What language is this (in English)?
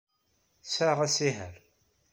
Kabyle